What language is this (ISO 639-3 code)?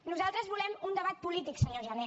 cat